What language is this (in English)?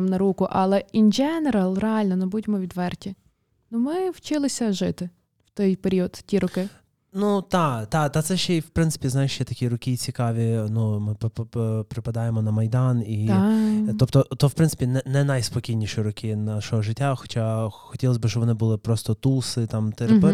Ukrainian